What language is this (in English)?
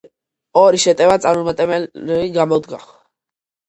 Georgian